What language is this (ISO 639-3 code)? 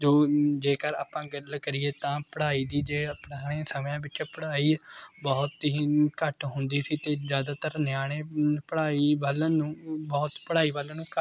pan